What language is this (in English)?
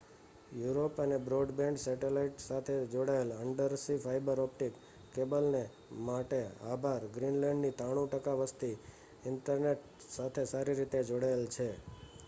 Gujarati